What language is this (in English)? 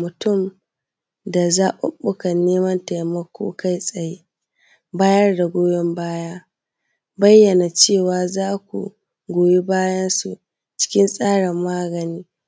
Hausa